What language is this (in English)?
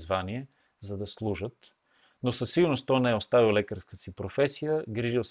Bulgarian